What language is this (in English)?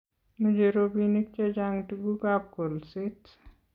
Kalenjin